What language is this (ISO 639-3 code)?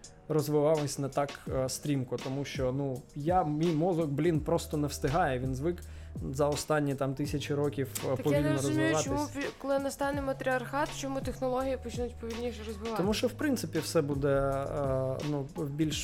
ukr